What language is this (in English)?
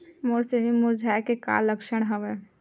Chhattisgarhi